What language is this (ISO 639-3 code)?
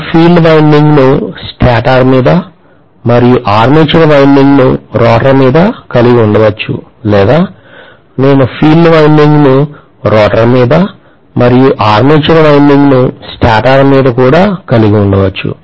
tel